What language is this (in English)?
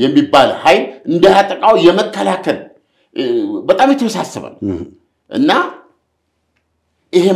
Arabic